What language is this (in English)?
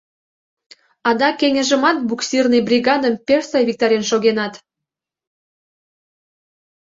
Mari